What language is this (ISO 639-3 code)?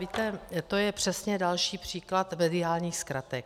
ces